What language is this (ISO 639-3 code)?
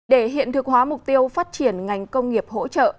vie